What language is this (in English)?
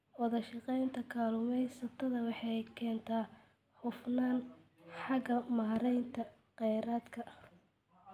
Somali